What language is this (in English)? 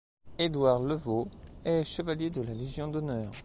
French